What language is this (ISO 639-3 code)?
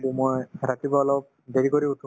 asm